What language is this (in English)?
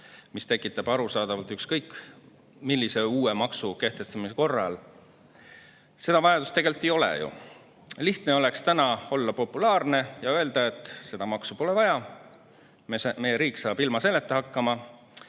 Estonian